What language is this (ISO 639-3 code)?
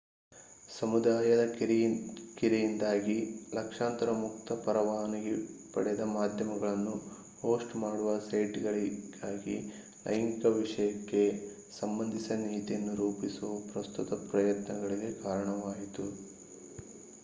kan